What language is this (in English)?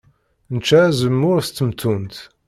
Kabyle